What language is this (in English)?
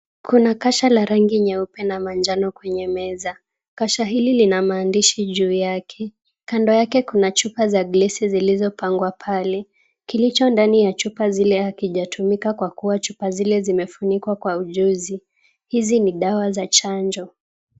Swahili